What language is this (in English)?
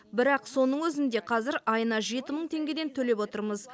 Kazakh